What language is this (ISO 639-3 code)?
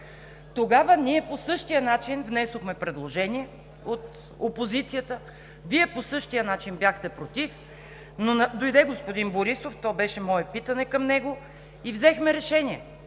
bul